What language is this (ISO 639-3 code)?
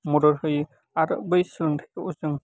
brx